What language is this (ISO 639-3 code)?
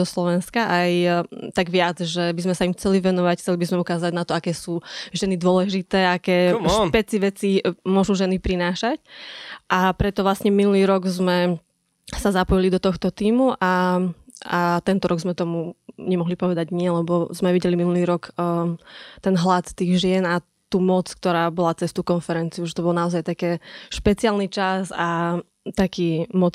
slk